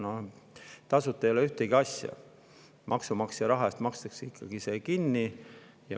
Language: Estonian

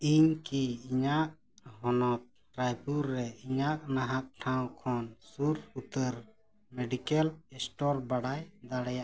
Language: Santali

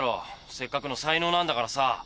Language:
Japanese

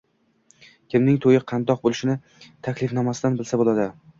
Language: Uzbek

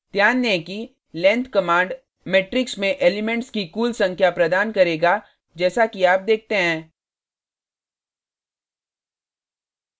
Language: Hindi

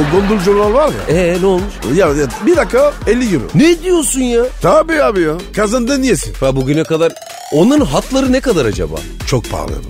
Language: Turkish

